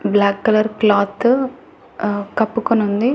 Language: Telugu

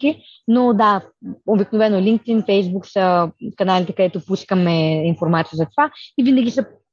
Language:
Bulgarian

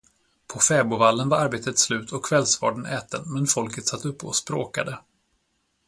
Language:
Swedish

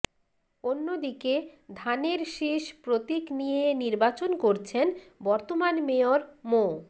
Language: Bangla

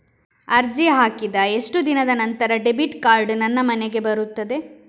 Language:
Kannada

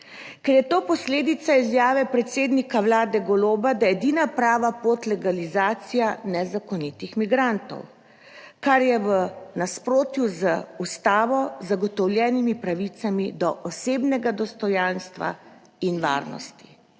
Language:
Slovenian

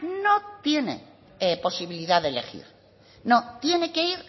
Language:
Spanish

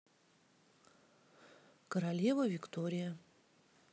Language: Russian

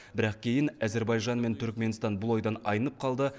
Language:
Kazakh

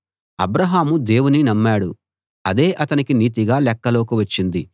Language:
Telugu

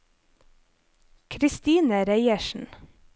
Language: Norwegian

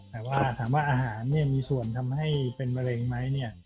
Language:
Thai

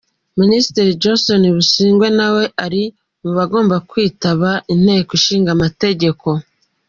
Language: Kinyarwanda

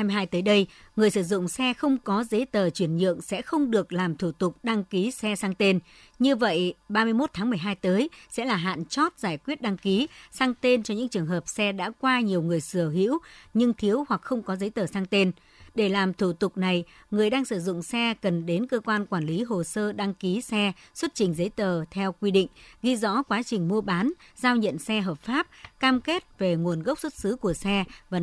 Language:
Vietnamese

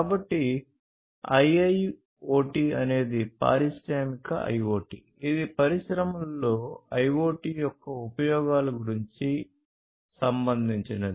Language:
Telugu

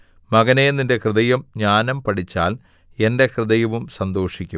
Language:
Malayalam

